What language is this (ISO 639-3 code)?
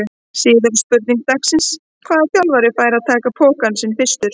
isl